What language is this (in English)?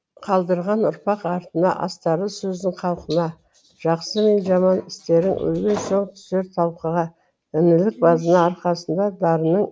Kazakh